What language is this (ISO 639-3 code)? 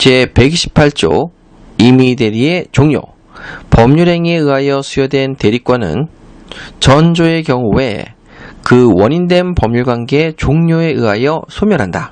kor